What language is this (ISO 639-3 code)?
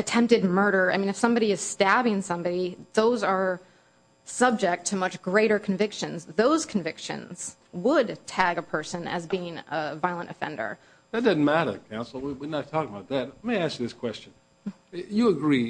eng